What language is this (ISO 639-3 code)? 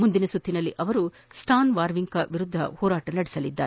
kan